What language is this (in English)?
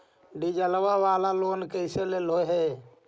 Magahi